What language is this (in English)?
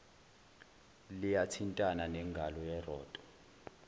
Zulu